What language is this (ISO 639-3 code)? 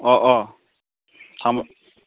brx